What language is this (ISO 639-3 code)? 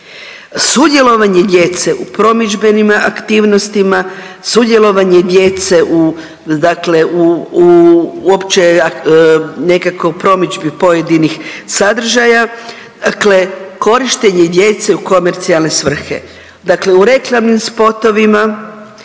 hrv